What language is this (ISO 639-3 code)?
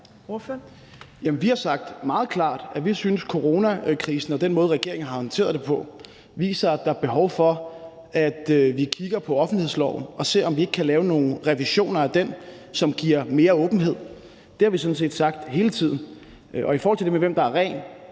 dan